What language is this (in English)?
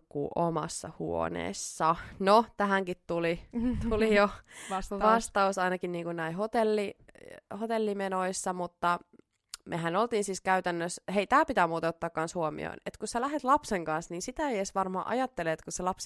Finnish